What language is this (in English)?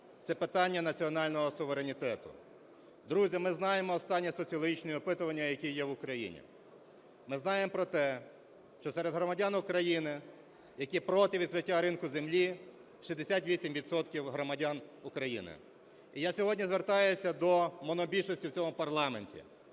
Ukrainian